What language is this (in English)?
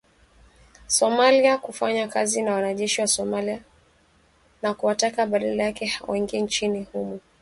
Swahili